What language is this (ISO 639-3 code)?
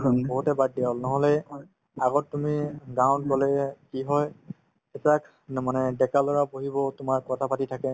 asm